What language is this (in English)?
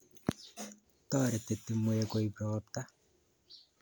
Kalenjin